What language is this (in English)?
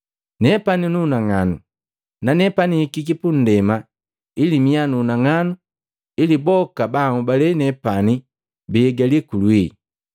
Matengo